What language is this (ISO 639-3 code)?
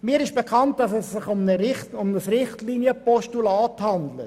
gsw